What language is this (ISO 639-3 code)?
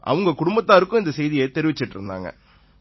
tam